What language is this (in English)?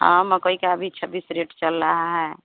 Hindi